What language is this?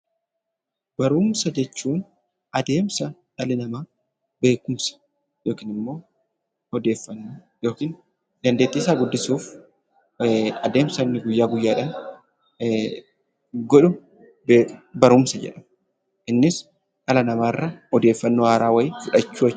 Oromo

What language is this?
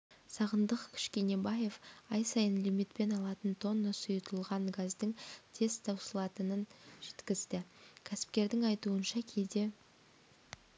Kazakh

